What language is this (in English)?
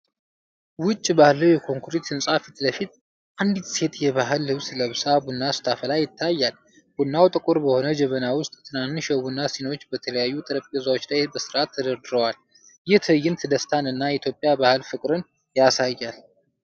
Amharic